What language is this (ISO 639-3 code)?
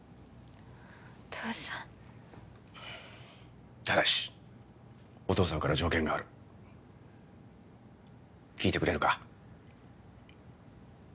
jpn